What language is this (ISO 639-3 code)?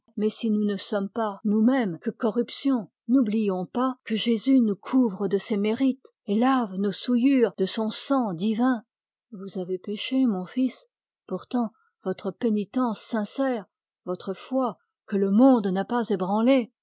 fra